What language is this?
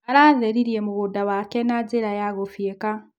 Kikuyu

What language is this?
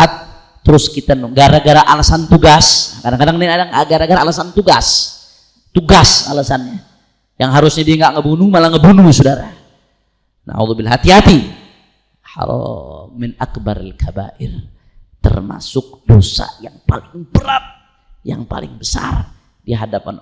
Indonesian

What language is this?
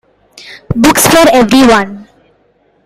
English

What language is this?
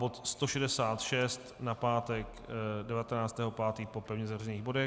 Czech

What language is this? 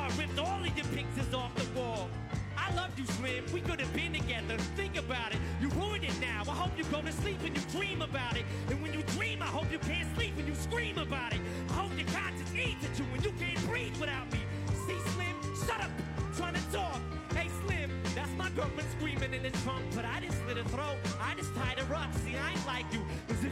Chinese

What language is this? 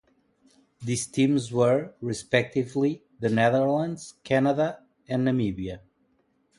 English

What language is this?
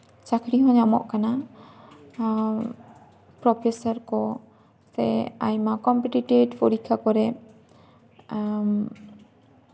Santali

